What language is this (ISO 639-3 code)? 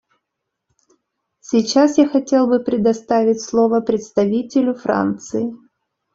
rus